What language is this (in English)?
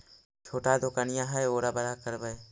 Magahi